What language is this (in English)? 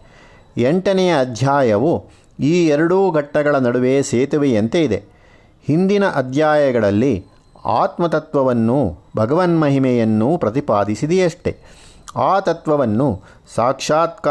Kannada